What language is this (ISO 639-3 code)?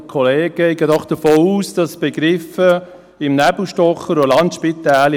gsw